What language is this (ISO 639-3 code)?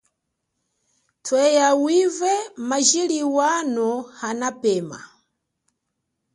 cjk